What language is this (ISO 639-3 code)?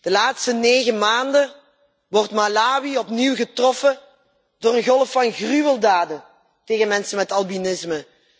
nld